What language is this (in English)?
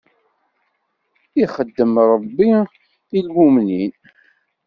Kabyle